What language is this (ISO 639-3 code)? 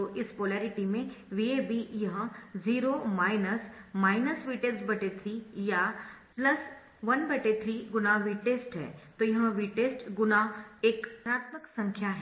hin